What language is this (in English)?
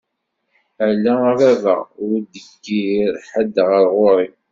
Kabyle